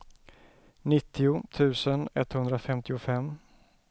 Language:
Swedish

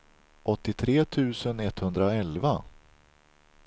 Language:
Swedish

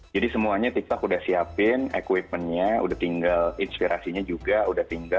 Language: Indonesian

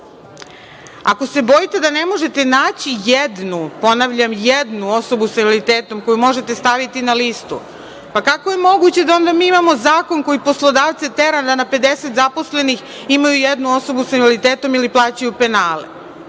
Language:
Serbian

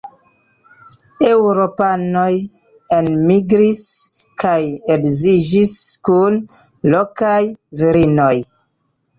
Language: Esperanto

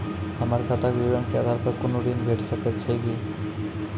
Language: Maithili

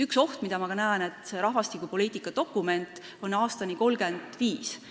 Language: Estonian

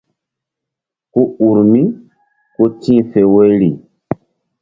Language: Mbum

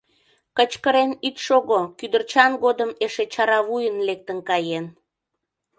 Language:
Mari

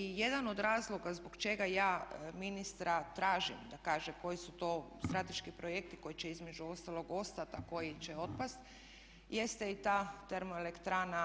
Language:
Croatian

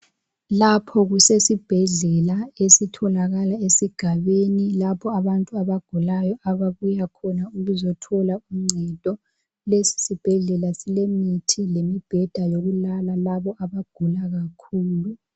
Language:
North Ndebele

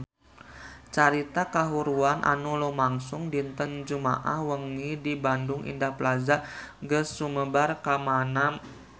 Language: Sundanese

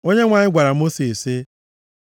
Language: Igbo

